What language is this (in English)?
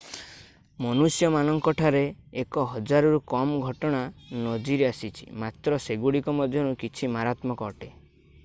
Odia